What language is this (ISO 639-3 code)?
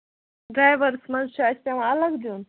kas